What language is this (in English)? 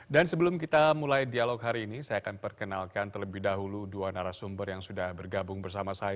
Indonesian